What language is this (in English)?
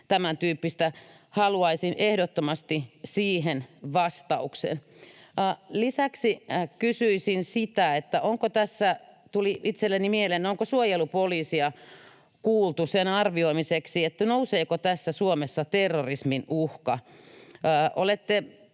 Finnish